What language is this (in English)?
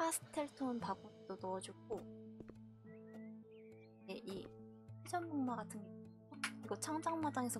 Korean